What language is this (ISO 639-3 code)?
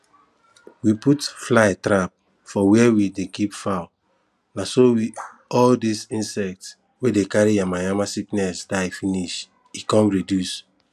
pcm